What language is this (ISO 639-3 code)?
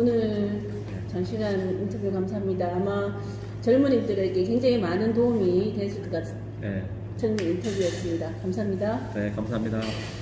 kor